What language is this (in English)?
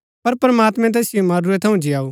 Gaddi